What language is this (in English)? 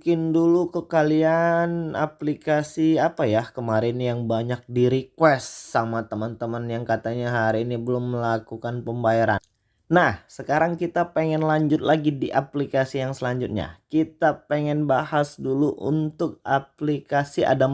Indonesian